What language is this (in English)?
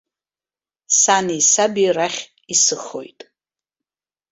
Abkhazian